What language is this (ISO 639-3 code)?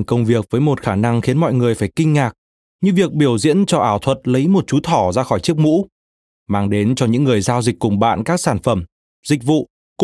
vie